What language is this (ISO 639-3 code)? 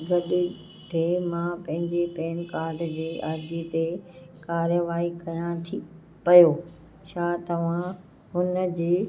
snd